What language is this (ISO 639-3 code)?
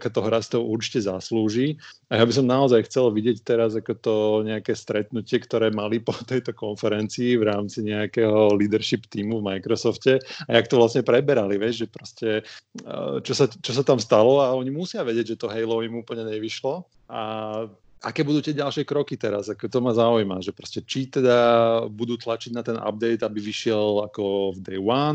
slk